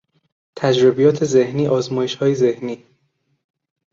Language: Persian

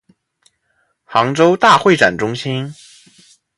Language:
Chinese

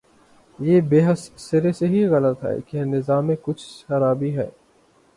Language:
Urdu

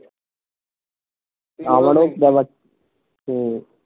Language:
Bangla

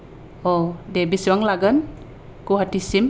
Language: Bodo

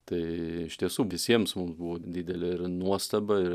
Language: Lithuanian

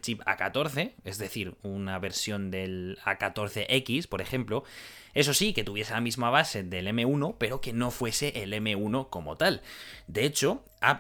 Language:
Spanish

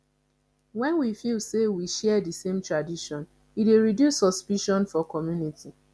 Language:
Nigerian Pidgin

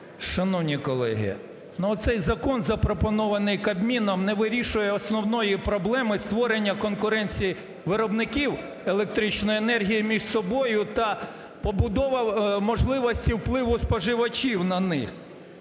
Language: Ukrainian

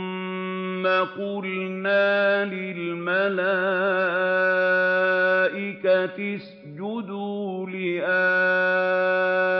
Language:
Arabic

